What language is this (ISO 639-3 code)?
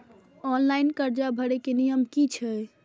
mai